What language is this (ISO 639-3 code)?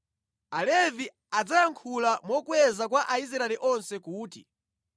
nya